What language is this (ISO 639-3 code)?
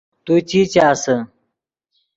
ydg